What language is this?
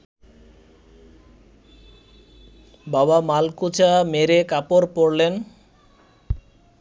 Bangla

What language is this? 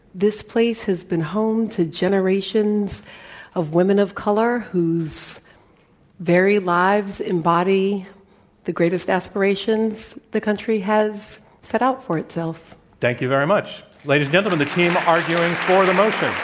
English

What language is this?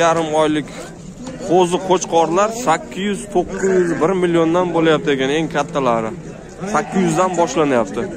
Turkish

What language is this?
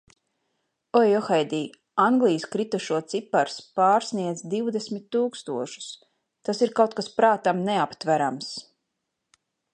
Latvian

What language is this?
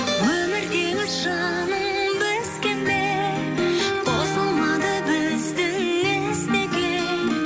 Kazakh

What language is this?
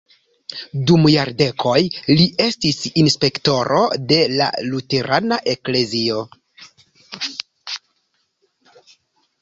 Esperanto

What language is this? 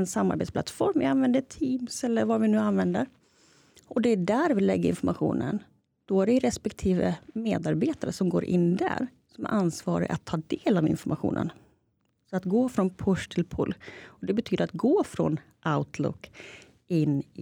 Swedish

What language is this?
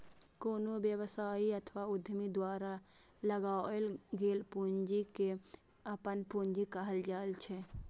Maithili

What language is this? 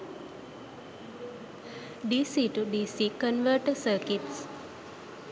Sinhala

